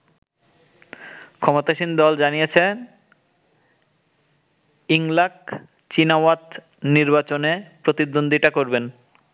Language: Bangla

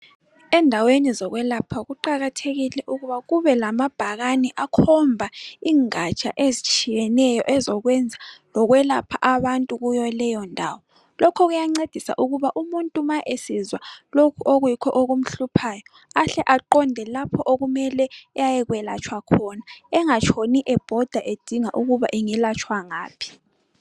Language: North Ndebele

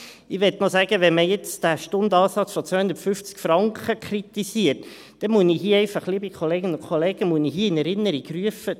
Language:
Swiss German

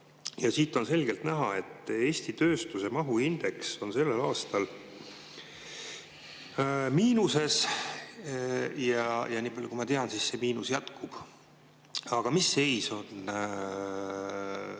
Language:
Estonian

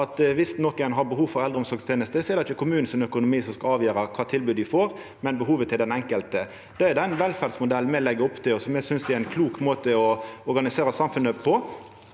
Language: Norwegian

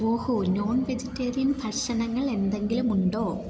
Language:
Malayalam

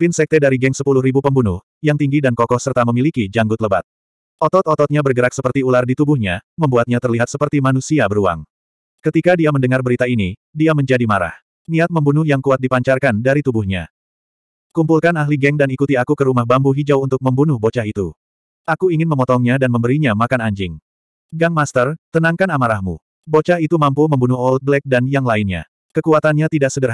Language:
Indonesian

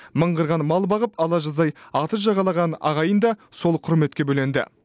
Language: Kazakh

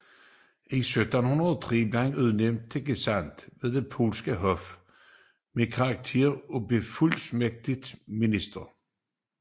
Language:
Danish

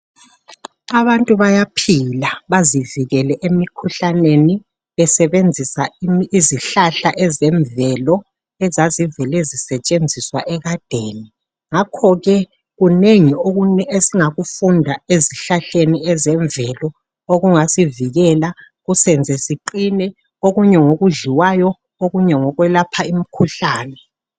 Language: North Ndebele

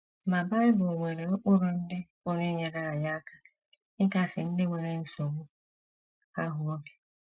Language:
Igbo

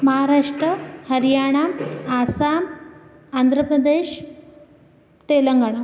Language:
Sanskrit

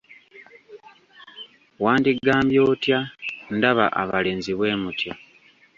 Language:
Ganda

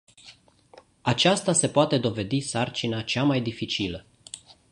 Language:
Romanian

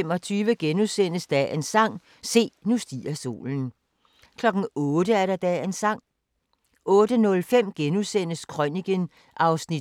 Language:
Danish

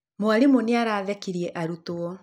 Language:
Kikuyu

